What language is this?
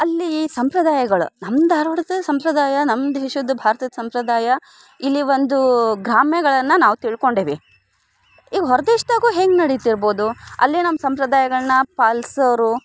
Kannada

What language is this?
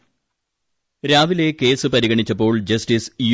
Malayalam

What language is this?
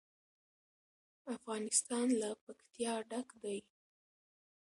Pashto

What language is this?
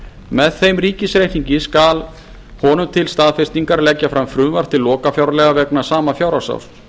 Icelandic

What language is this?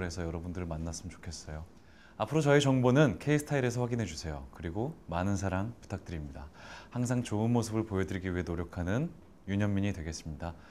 Korean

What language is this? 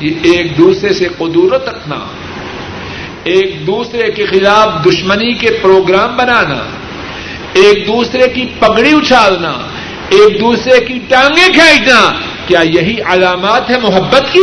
Urdu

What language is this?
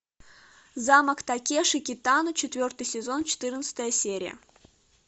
Russian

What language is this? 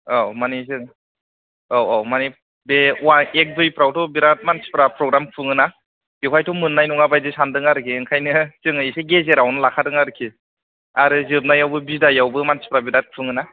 Bodo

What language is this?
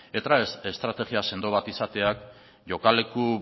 Basque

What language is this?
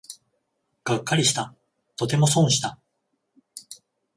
Japanese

